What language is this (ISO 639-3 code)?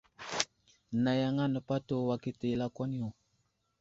udl